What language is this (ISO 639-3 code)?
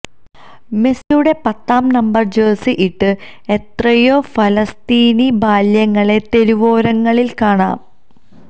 mal